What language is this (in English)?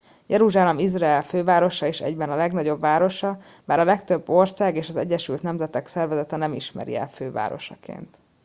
Hungarian